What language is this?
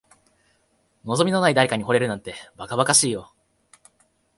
Japanese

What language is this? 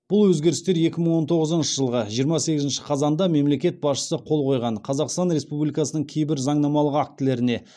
Kazakh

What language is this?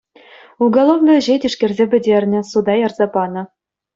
Chuvash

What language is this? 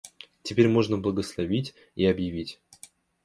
Russian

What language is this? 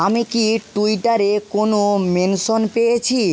Bangla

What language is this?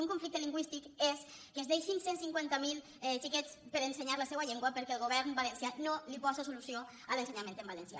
Catalan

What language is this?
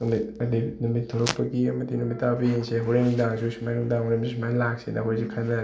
Manipuri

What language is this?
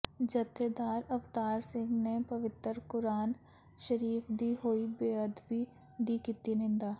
Punjabi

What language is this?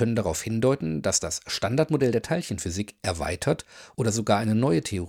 German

